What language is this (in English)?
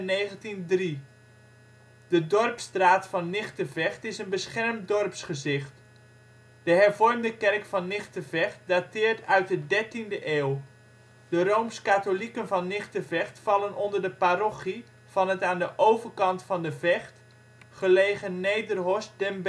Dutch